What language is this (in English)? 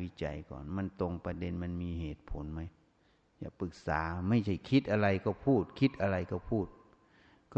Thai